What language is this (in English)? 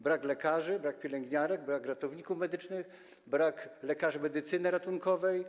Polish